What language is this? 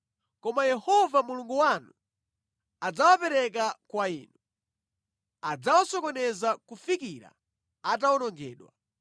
Nyanja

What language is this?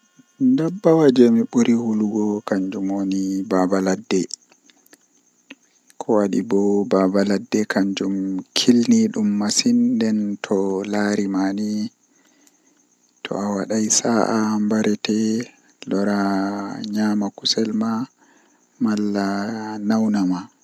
Western Niger Fulfulde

